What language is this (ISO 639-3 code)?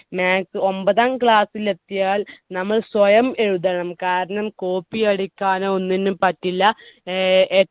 mal